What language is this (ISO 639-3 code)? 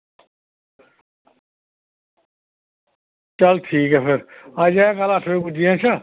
doi